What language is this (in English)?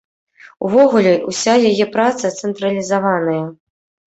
Belarusian